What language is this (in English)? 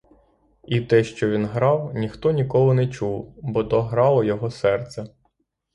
Ukrainian